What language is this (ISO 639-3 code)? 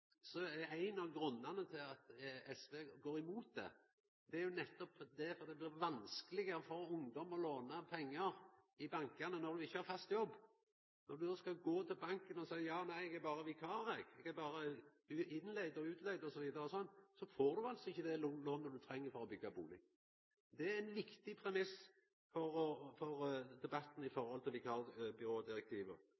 nno